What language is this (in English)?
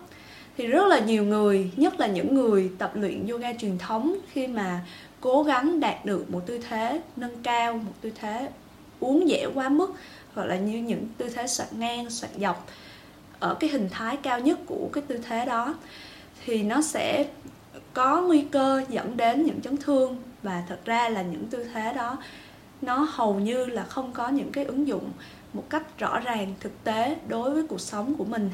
Vietnamese